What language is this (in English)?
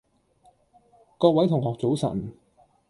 Cantonese